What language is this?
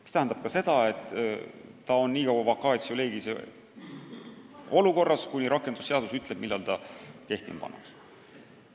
Estonian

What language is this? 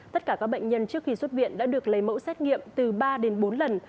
Vietnamese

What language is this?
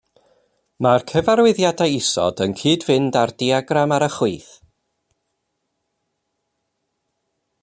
Welsh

